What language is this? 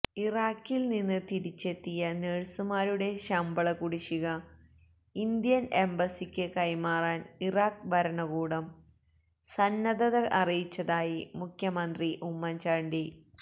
Malayalam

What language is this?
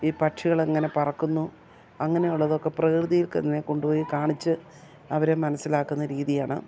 Malayalam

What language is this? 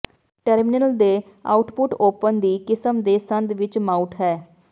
Punjabi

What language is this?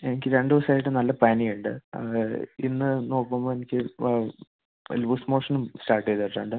Malayalam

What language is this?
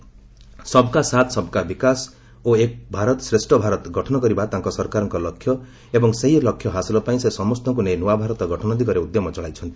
Odia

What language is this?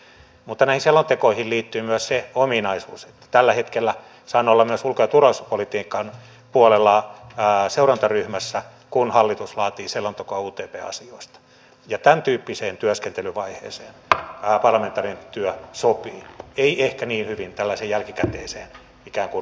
Finnish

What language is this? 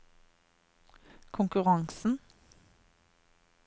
Norwegian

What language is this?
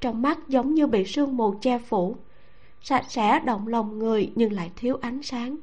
Vietnamese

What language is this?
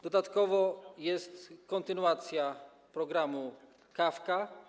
Polish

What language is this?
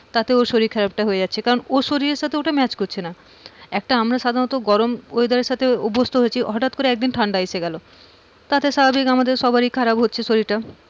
Bangla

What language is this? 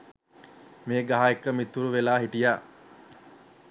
Sinhala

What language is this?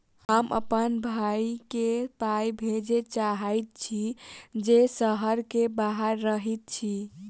Maithili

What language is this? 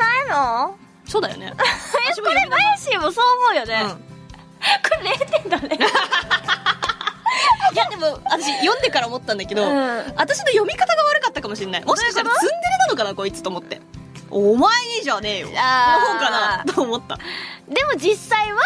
Japanese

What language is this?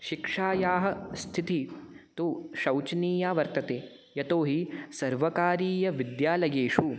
Sanskrit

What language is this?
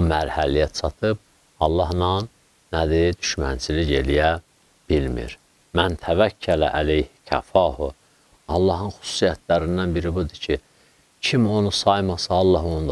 Turkish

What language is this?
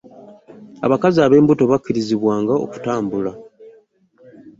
Ganda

